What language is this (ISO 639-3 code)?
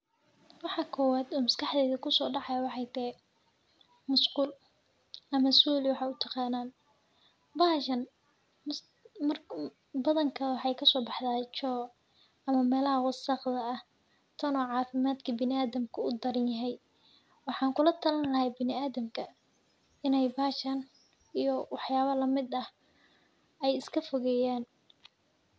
som